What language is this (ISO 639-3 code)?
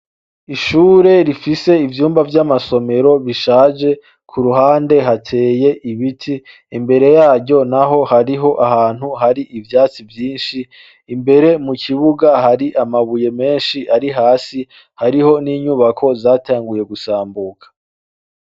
run